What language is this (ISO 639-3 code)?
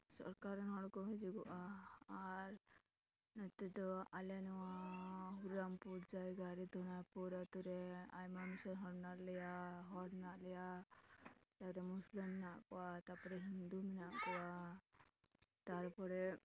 sat